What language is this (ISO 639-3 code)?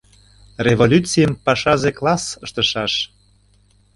chm